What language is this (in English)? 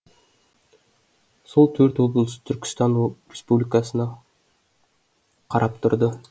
Kazakh